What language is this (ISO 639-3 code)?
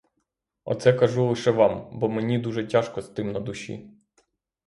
ukr